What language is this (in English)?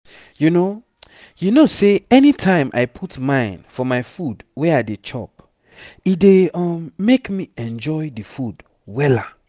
Nigerian Pidgin